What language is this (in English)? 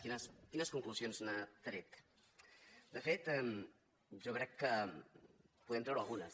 Catalan